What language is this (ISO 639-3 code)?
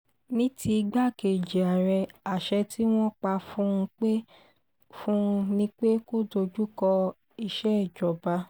yor